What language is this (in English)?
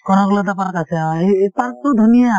Assamese